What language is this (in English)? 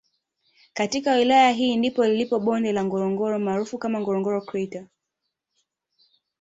Swahili